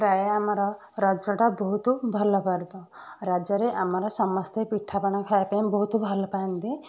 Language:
Odia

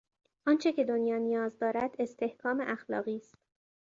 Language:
Persian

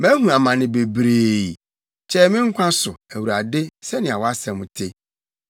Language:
Akan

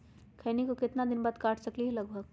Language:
Magahi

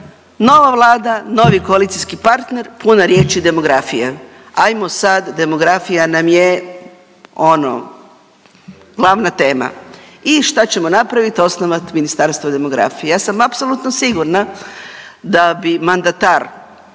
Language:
Croatian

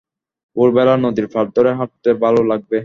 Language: Bangla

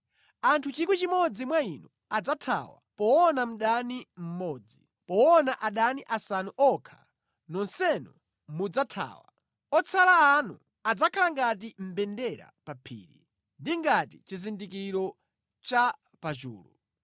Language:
Nyanja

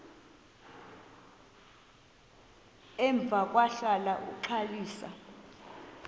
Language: Xhosa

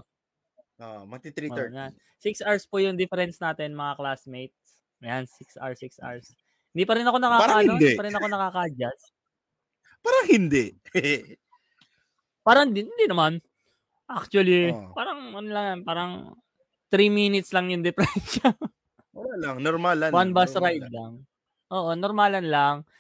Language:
Filipino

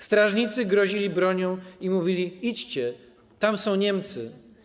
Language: Polish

